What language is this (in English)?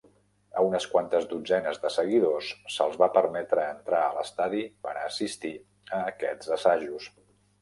Catalan